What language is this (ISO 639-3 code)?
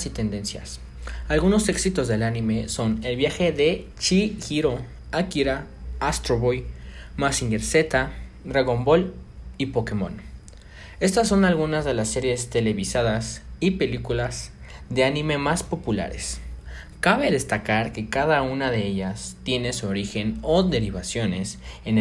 spa